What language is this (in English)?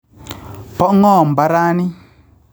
Kalenjin